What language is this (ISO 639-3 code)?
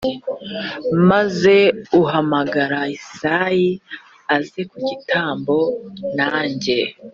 kin